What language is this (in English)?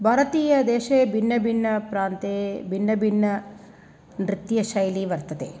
Sanskrit